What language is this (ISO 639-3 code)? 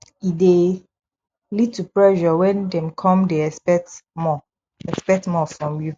pcm